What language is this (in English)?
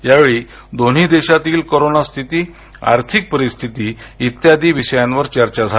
Marathi